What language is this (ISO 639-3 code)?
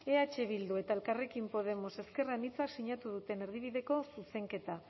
eus